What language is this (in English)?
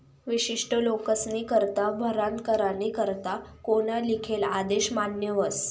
Marathi